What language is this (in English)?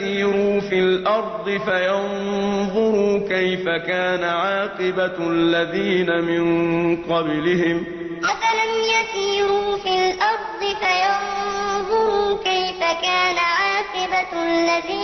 Arabic